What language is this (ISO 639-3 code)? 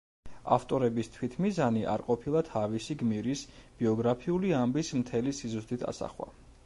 kat